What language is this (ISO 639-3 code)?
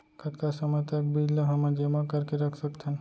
hne